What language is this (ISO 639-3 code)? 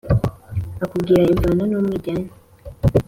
kin